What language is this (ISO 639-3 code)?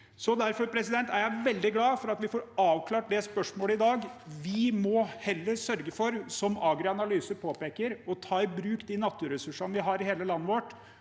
nor